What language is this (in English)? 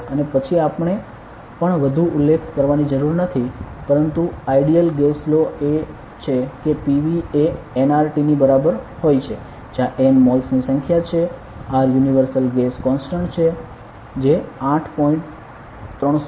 Gujarati